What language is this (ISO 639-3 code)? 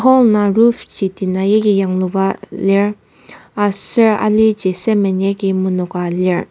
njo